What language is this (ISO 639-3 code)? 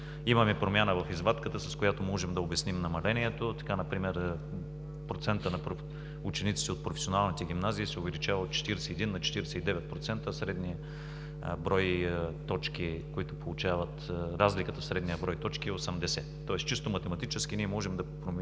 bul